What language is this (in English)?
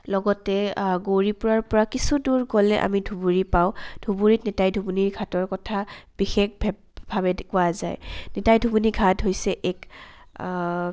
Assamese